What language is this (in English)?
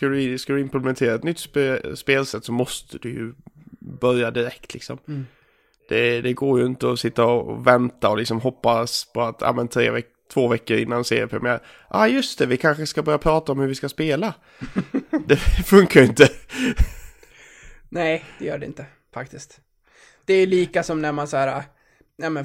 Swedish